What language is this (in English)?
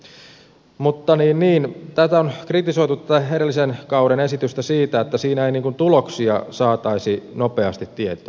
Finnish